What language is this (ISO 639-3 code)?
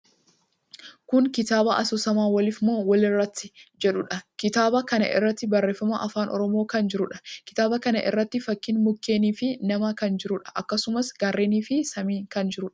orm